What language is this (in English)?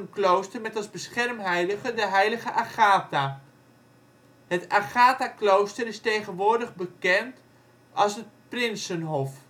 Dutch